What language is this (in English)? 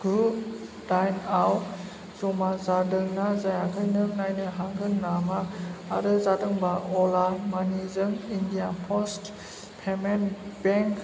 Bodo